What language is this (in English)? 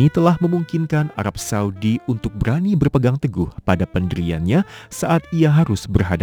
Indonesian